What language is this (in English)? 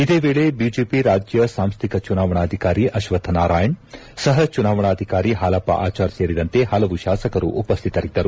Kannada